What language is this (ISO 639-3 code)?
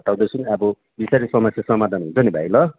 nep